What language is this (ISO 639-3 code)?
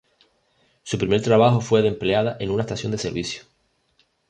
spa